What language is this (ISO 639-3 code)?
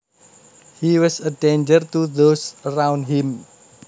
jav